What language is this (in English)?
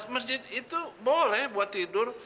Indonesian